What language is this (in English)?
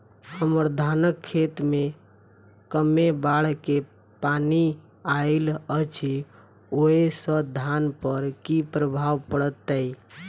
Maithili